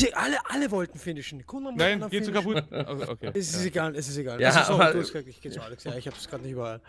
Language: German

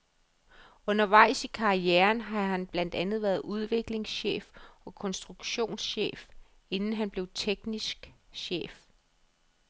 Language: Danish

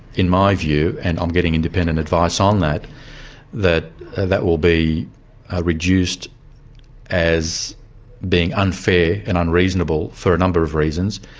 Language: English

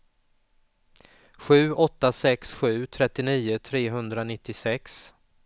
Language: Swedish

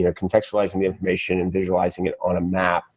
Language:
English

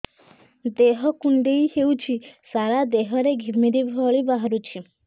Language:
Odia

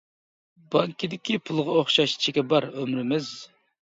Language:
Uyghur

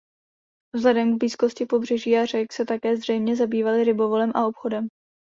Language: Czech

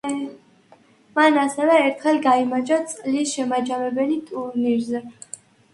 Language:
Georgian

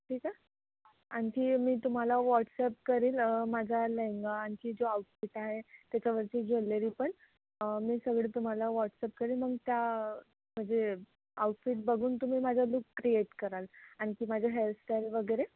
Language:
Marathi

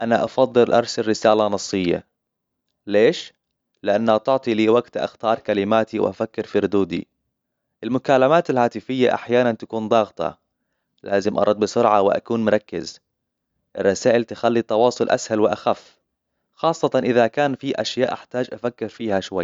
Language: Hijazi Arabic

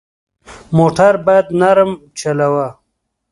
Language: Pashto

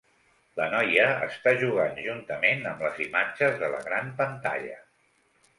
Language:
Catalan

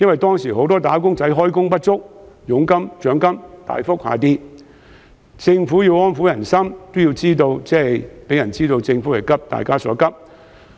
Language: Cantonese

